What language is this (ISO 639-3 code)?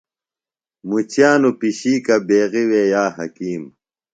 phl